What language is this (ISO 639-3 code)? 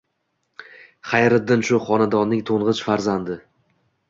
uzb